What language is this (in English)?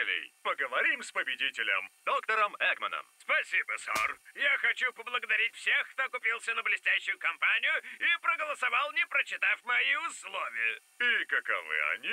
Russian